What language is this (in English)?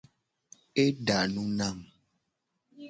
Gen